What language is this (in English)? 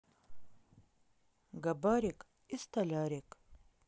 Russian